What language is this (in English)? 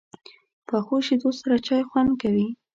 Pashto